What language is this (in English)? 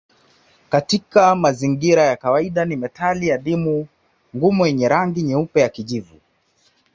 Swahili